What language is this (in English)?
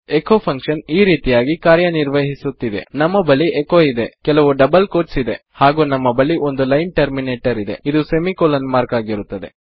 Kannada